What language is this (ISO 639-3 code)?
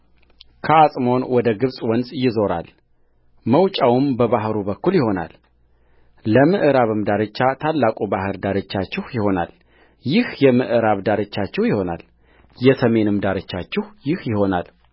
amh